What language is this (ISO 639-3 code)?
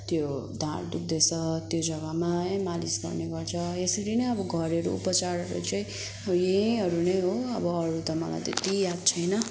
nep